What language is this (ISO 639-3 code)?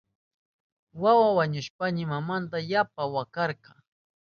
qup